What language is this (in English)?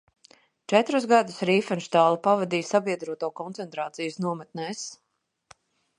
Latvian